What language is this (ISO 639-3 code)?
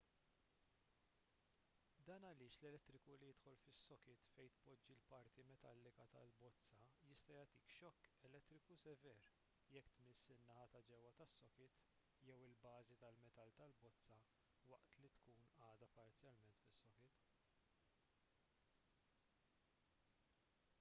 mlt